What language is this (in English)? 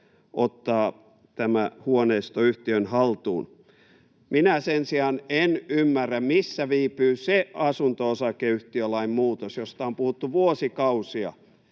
Finnish